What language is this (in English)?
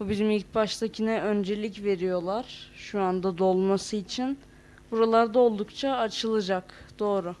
Turkish